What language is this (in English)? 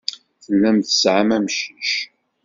Kabyle